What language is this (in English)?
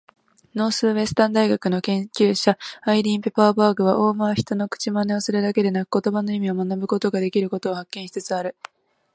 Japanese